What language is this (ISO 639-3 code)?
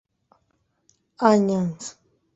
grn